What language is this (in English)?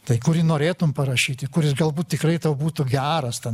Lithuanian